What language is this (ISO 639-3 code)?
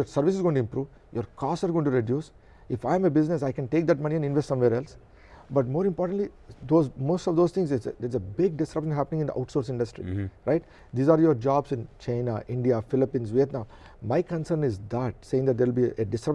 eng